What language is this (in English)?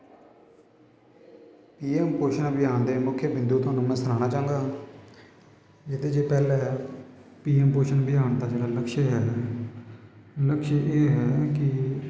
Dogri